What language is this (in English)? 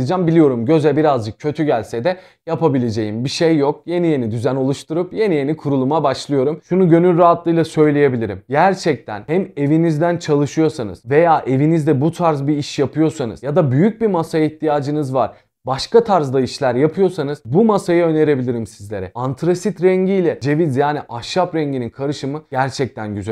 Turkish